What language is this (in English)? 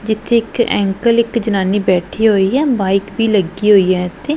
Punjabi